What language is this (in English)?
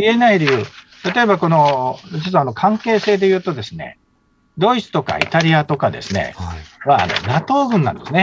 Japanese